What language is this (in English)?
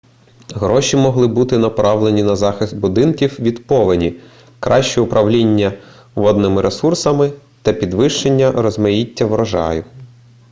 Ukrainian